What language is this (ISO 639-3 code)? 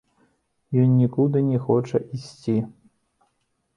bel